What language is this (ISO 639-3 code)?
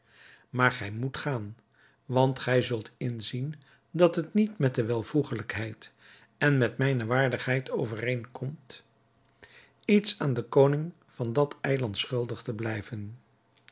nld